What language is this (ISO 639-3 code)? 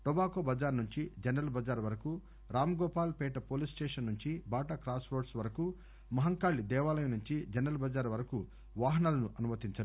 tel